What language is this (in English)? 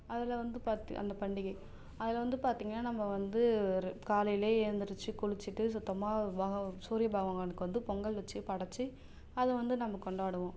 Tamil